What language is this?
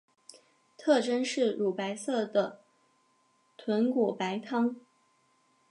Chinese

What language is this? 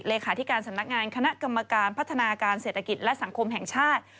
Thai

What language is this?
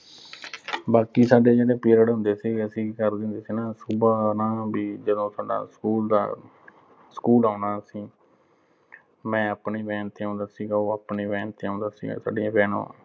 Punjabi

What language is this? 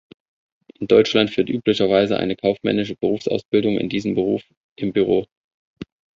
German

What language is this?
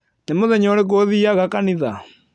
Kikuyu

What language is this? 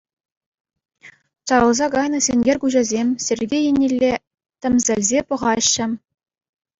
Chuvash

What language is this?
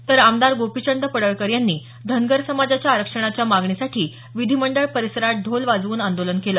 Marathi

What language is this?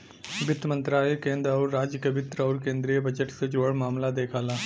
Bhojpuri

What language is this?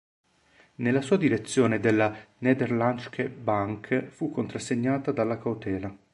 Italian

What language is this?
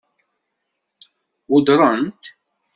Kabyle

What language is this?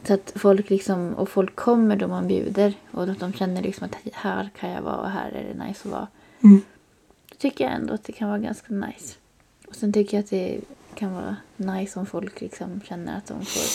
Swedish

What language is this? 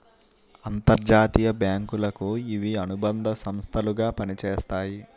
Telugu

